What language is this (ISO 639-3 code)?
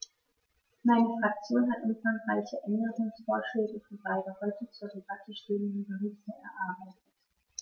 deu